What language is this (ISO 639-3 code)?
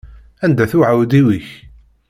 kab